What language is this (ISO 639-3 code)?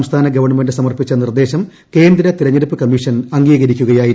mal